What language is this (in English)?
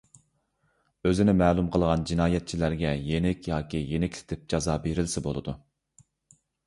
Uyghur